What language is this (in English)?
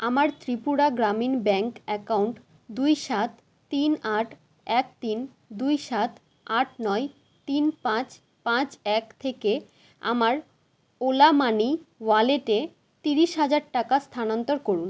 Bangla